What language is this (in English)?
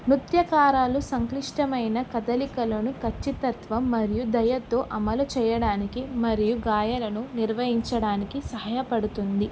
Telugu